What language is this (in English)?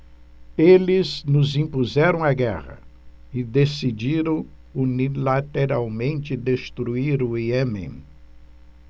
Portuguese